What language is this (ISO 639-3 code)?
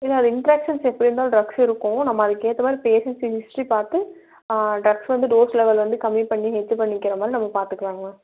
tam